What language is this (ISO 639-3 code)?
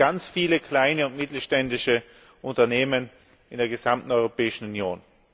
deu